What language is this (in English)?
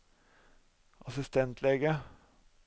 Norwegian